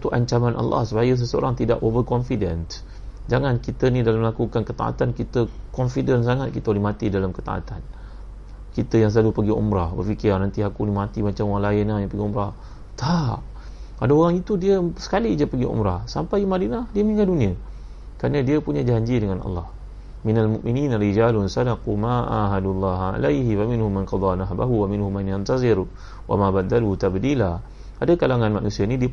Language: Malay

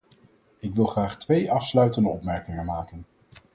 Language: Dutch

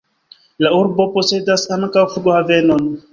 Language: Esperanto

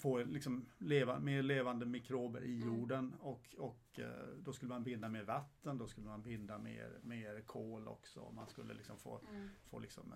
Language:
Swedish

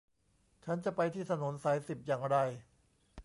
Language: Thai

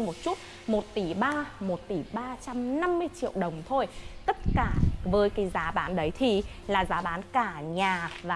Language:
Vietnamese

